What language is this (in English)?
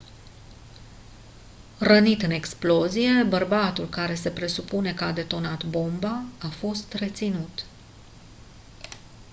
Romanian